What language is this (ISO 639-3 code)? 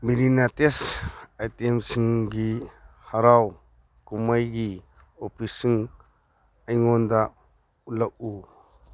mni